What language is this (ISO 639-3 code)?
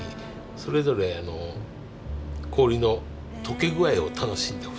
jpn